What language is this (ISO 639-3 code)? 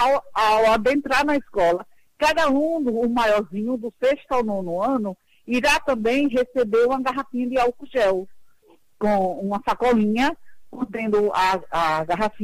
por